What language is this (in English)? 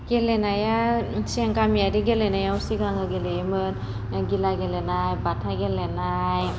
Bodo